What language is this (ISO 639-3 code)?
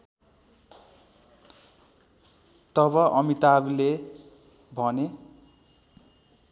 nep